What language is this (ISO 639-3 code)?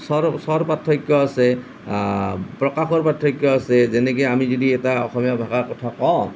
asm